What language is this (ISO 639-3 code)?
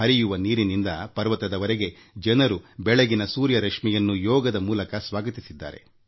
kan